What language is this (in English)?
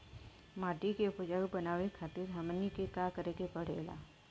Bhojpuri